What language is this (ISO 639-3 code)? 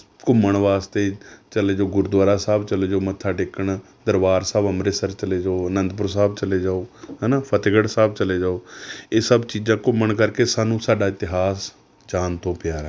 pan